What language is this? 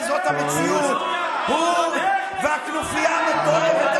Hebrew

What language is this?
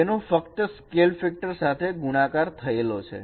Gujarati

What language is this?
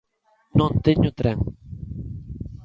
Galician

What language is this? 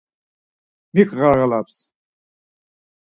Laz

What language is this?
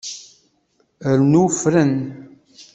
Kabyle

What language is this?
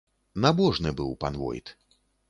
Belarusian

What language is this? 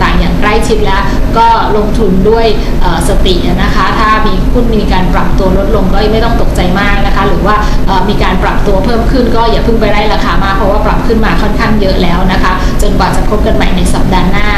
Thai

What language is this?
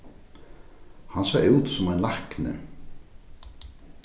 Faroese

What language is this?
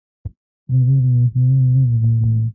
Pashto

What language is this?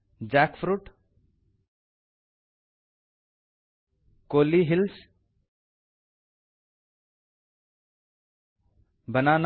Kannada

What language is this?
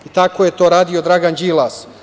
Serbian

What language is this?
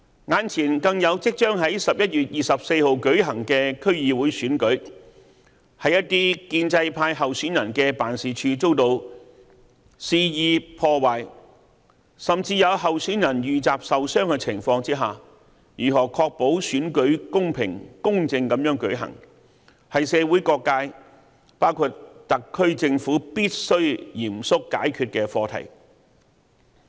Cantonese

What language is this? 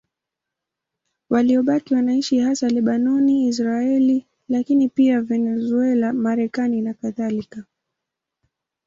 Swahili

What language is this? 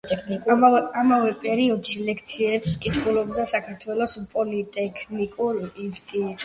Georgian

